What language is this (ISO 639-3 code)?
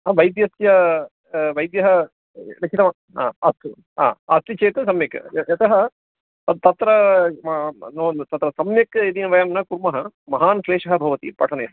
san